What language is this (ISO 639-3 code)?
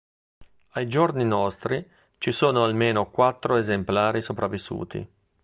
ita